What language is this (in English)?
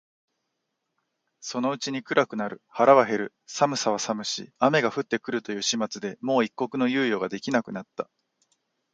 Japanese